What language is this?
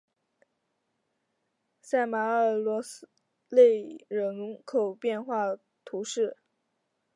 Chinese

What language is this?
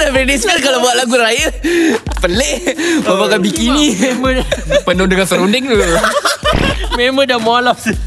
Malay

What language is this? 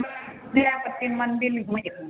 Maithili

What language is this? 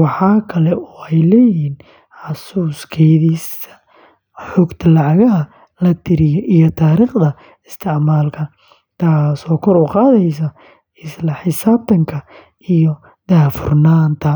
Somali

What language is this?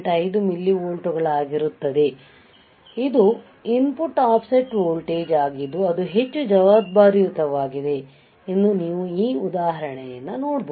Kannada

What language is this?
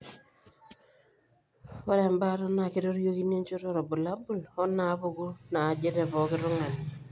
Masai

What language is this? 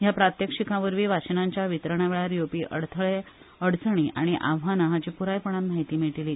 Konkani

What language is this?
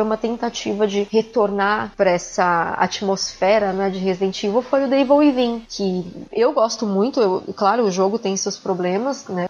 Portuguese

